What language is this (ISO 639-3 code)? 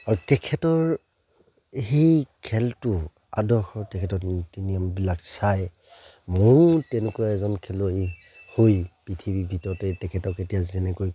asm